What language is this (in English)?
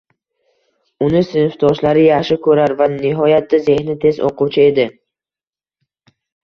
Uzbek